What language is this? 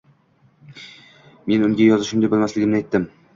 Uzbek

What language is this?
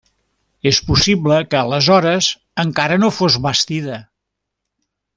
Catalan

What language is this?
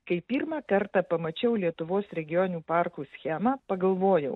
Lithuanian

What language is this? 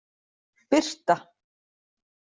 Icelandic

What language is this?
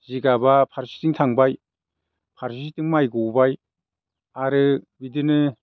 Bodo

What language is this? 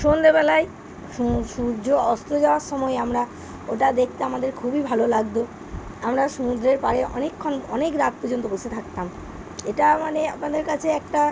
Bangla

